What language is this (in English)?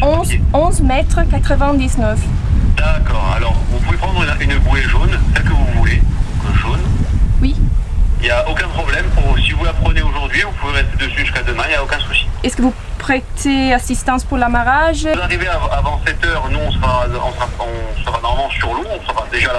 Italian